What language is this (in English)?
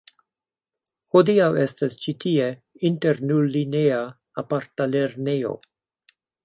Esperanto